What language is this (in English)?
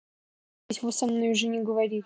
Russian